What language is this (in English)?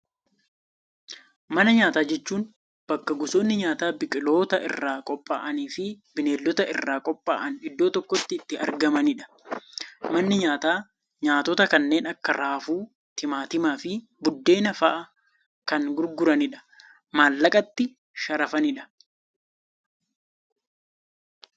Oromo